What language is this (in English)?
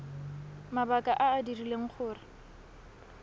Tswana